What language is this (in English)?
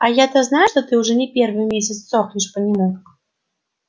Russian